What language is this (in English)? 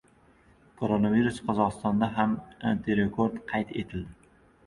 Uzbek